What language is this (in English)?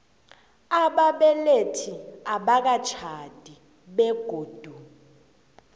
South Ndebele